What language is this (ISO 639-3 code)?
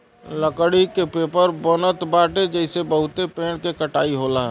bho